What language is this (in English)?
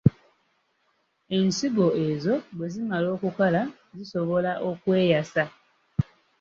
Ganda